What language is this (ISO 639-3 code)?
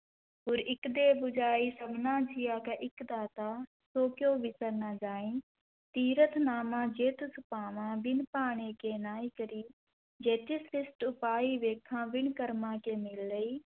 pan